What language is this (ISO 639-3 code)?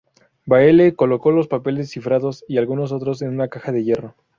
spa